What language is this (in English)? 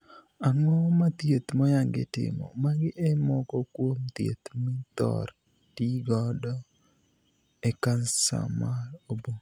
Luo (Kenya and Tanzania)